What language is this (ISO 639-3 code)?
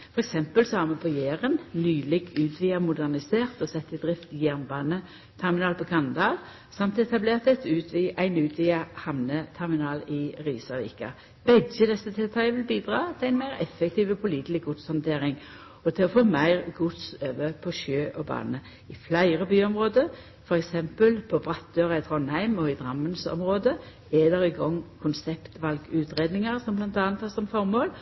nno